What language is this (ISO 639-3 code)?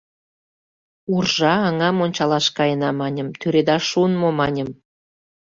chm